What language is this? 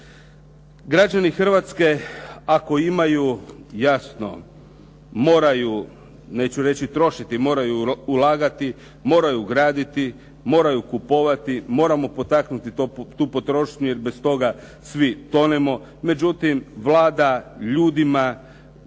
Croatian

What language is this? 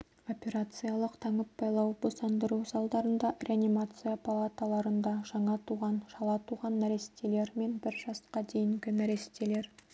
Kazakh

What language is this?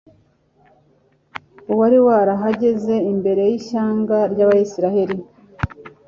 Kinyarwanda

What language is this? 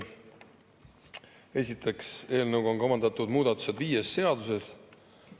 Estonian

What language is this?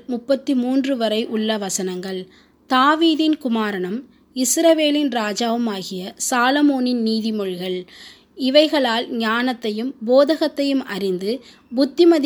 Tamil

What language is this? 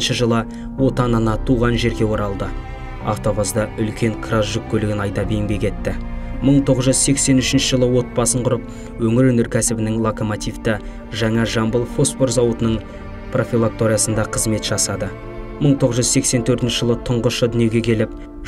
Turkish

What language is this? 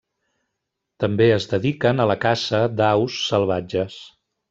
Catalan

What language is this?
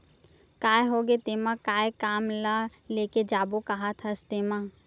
Chhattisgarhi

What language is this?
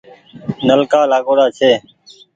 Goaria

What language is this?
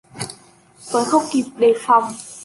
Vietnamese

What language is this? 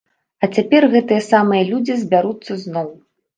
Belarusian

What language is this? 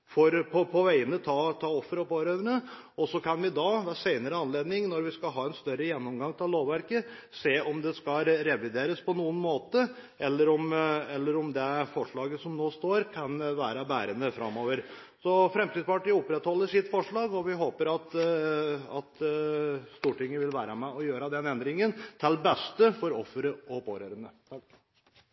Norwegian Bokmål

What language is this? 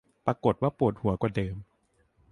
Thai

